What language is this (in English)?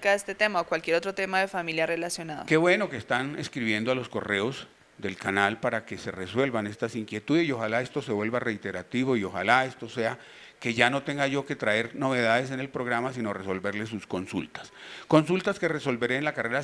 Spanish